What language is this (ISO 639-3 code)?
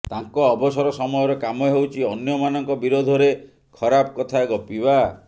ori